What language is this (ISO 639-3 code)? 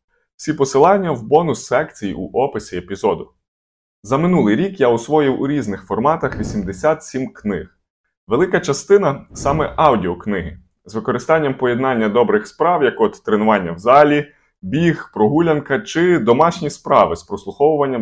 ukr